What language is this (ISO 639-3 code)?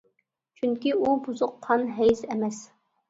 uig